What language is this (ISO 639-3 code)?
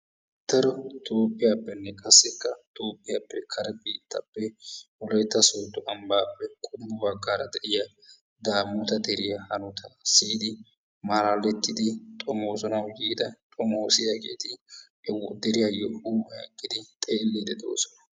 wal